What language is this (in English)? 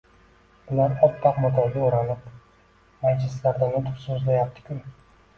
Uzbek